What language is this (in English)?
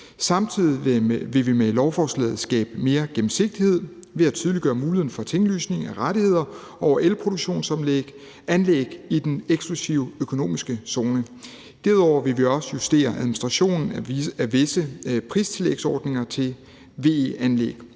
Danish